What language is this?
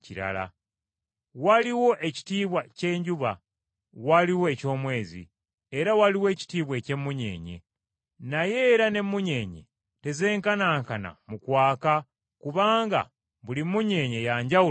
Ganda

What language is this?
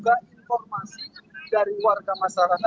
Indonesian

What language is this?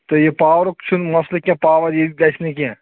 Kashmiri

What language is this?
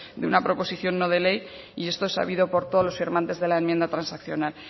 Spanish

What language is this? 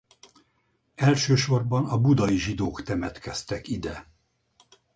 Hungarian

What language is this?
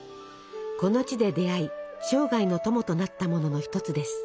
Japanese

